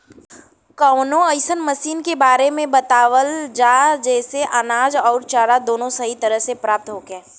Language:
Bhojpuri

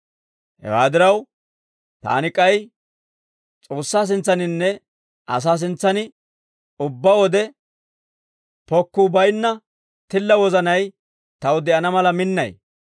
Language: Dawro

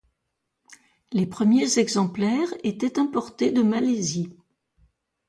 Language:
French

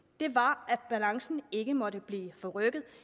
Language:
Danish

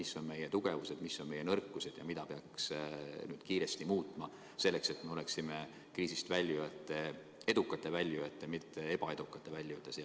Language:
Estonian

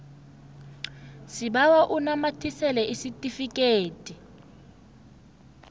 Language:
South Ndebele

